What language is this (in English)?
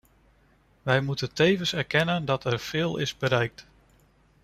Dutch